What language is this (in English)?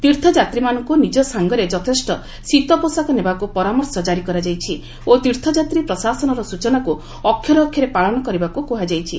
Odia